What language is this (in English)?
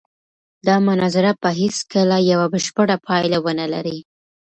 Pashto